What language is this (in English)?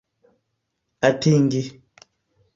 Esperanto